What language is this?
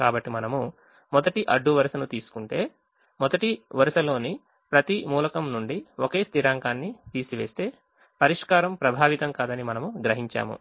Telugu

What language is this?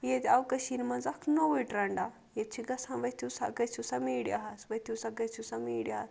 Kashmiri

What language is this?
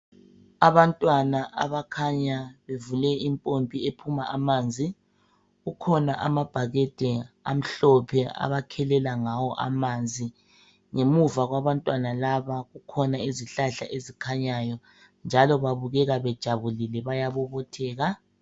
North Ndebele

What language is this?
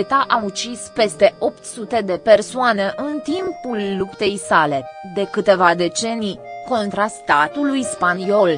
Romanian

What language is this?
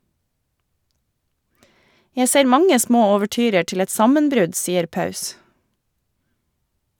Norwegian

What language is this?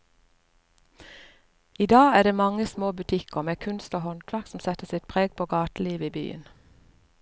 Norwegian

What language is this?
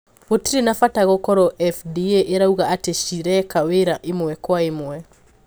Kikuyu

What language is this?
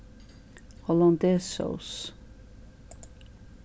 Faroese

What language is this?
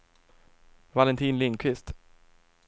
Swedish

